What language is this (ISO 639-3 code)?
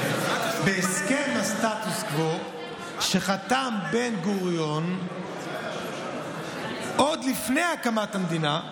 heb